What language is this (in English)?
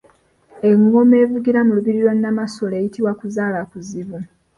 Ganda